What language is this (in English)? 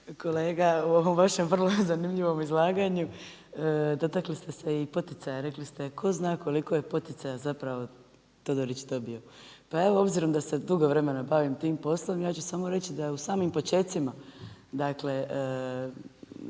Croatian